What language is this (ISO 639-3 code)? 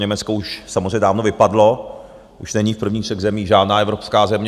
ces